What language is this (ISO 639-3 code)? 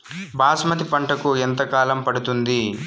tel